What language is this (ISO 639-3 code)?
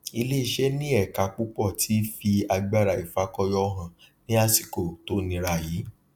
yor